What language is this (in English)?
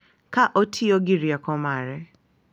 Luo (Kenya and Tanzania)